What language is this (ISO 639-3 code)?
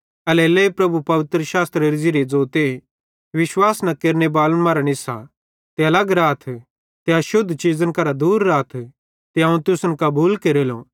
bhd